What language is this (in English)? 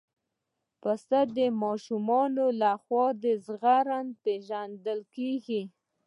Pashto